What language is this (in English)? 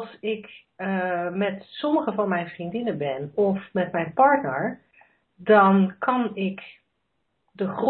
Dutch